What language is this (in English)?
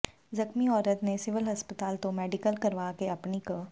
Punjabi